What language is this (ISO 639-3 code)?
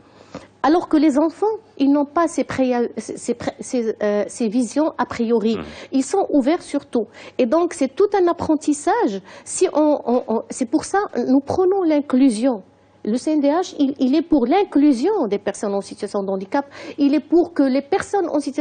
fra